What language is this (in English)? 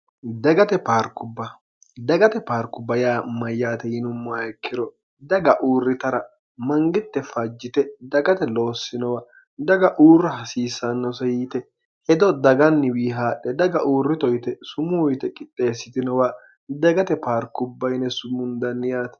Sidamo